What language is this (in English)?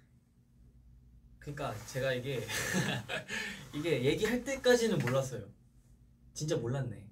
Korean